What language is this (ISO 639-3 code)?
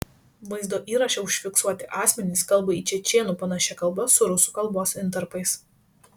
lit